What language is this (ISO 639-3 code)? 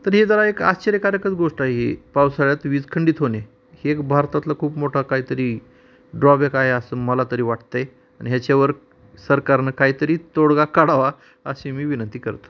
mar